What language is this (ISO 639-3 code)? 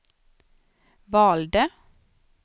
swe